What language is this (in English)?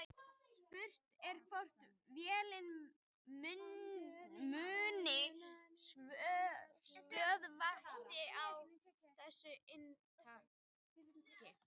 Icelandic